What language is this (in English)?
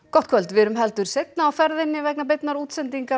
Icelandic